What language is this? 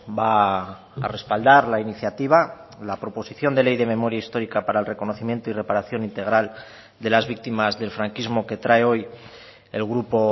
Spanish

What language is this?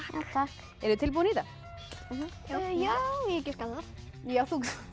Icelandic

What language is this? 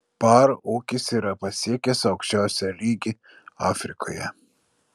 Lithuanian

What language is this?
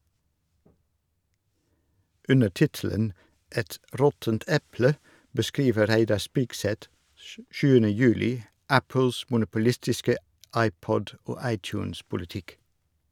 Norwegian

